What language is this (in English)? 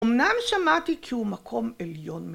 Hebrew